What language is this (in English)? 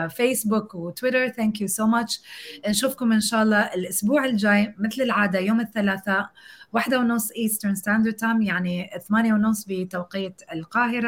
Arabic